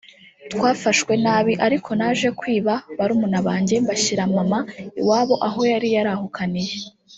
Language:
Kinyarwanda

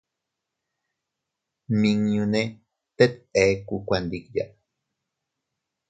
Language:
Teutila Cuicatec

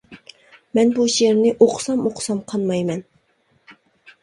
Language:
Uyghur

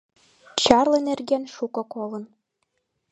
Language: Mari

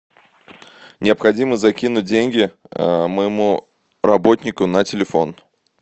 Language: Russian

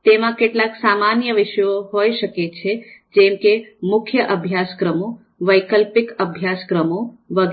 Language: Gujarati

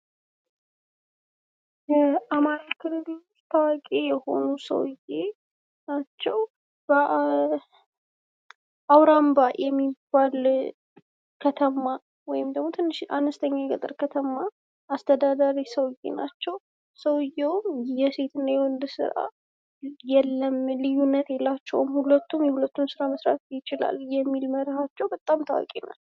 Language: Amharic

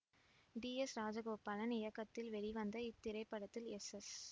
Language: Tamil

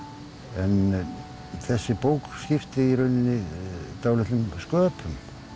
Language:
Icelandic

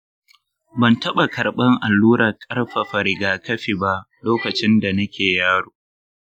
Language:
Hausa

